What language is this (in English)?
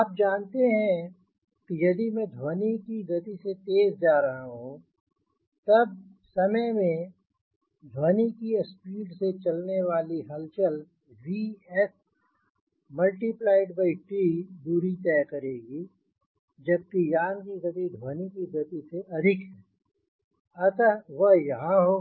Hindi